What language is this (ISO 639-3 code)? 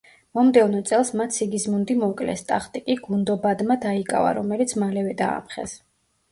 kat